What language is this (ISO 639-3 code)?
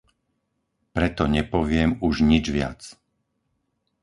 slk